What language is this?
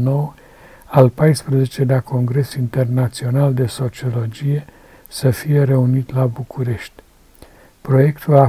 Romanian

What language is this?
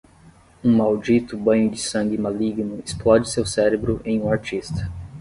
Portuguese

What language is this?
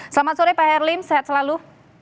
Indonesian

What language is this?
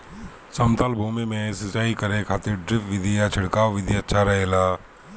Bhojpuri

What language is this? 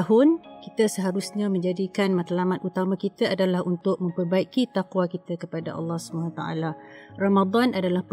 Malay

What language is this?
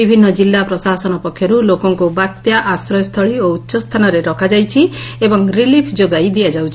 Odia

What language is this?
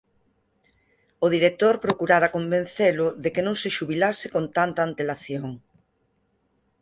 Galician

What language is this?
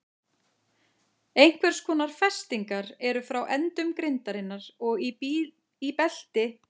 Icelandic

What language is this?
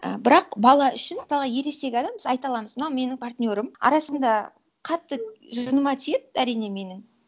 Kazakh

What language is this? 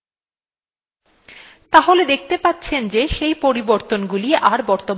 Bangla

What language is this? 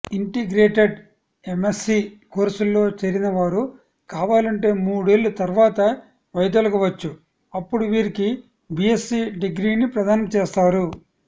Telugu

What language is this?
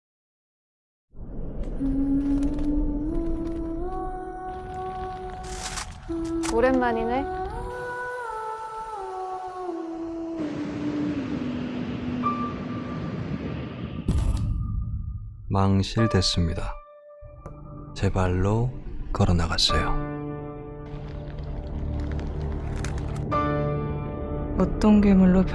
Korean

